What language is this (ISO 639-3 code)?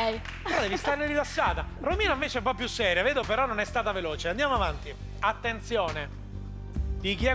ita